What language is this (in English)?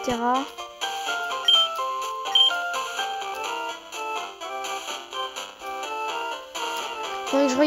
French